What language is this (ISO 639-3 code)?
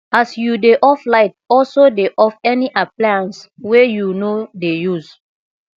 pcm